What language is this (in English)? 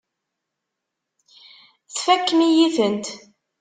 Kabyle